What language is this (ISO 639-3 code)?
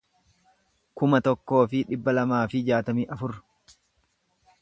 orm